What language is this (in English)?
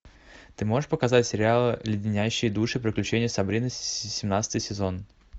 Russian